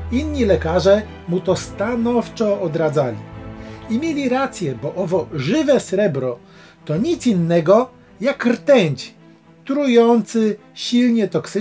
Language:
Polish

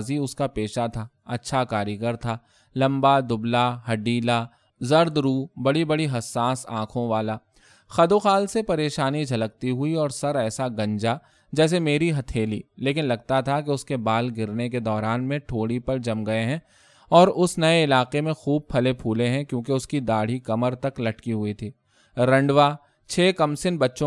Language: Urdu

